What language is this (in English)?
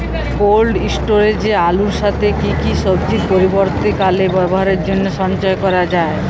Bangla